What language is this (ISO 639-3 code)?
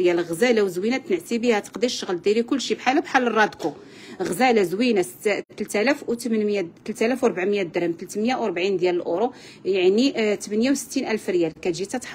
ara